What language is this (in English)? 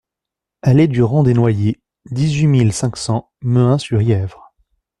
French